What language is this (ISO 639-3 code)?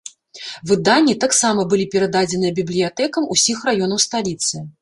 bel